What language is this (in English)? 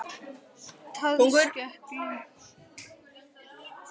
Icelandic